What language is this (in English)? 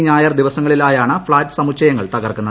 Malayalam